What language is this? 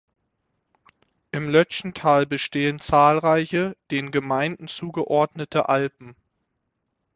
German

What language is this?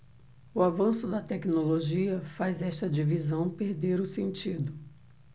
Portuguese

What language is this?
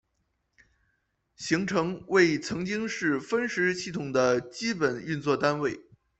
Chinese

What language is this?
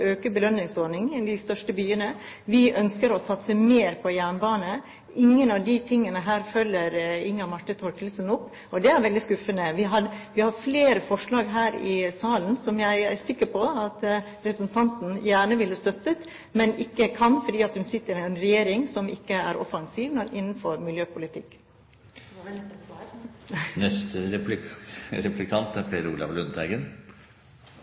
Norwegian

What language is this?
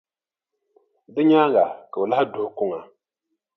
Dagbani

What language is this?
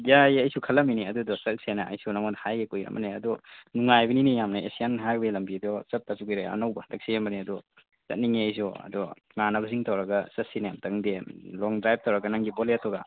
Manipuri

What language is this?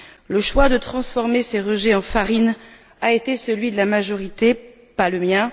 French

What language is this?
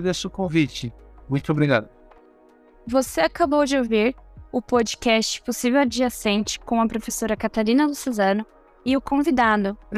Portuguese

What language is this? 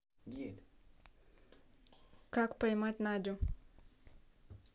Russian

